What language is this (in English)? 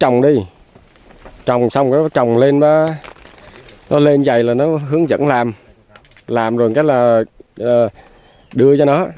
Vietnamese